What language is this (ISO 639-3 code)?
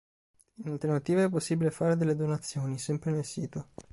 ita